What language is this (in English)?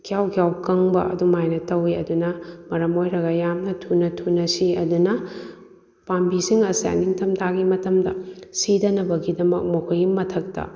Manipuri